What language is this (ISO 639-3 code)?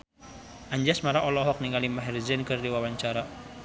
sun